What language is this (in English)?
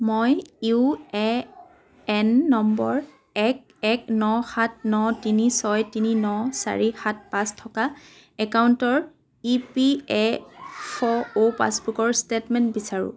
Assamese